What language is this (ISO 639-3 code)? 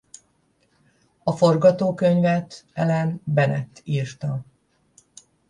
hun